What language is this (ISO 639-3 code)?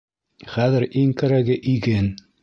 bak